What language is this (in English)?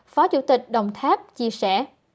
Vietnamese